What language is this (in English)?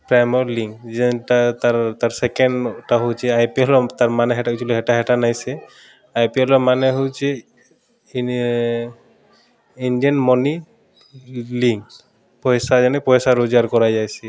Odia